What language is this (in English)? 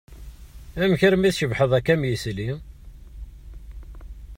Kabyle